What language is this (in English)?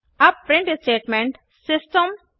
Hindi